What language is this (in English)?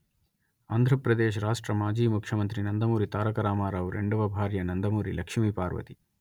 Telugu